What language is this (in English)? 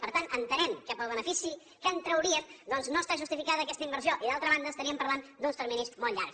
Catalan